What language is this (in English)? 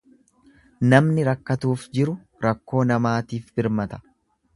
Oromo